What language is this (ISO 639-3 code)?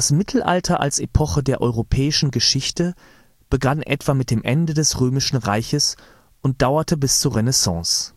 deu